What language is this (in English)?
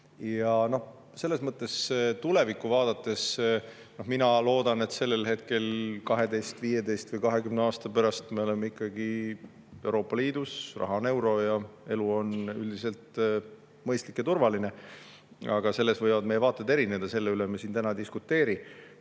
Estonian